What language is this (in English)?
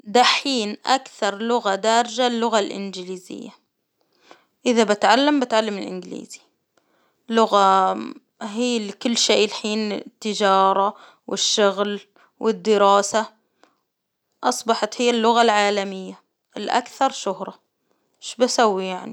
Hijazi Arabic